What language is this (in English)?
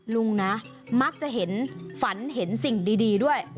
Thai